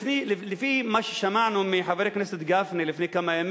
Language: Hebrew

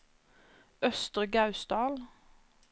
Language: Norwegian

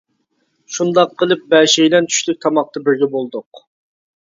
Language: Uyghur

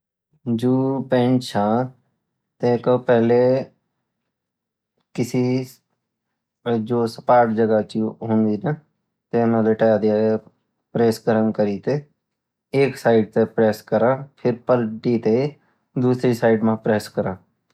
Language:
Garhwali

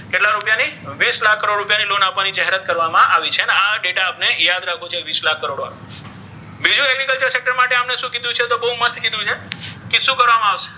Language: Gujarati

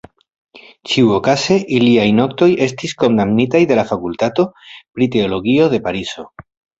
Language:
Esperanto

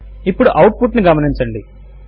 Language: Telugu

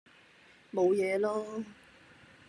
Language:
Cantonese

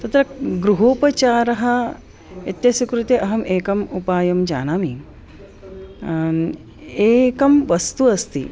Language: Sanskrit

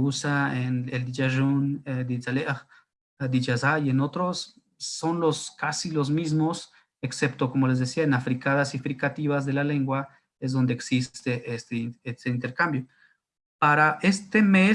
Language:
Spanish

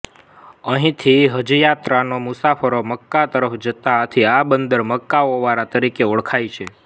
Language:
Gujarati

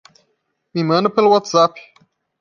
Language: Portuguese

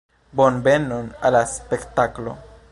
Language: Esperanto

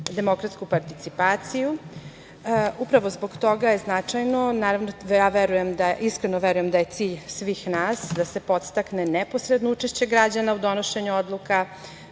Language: Serbian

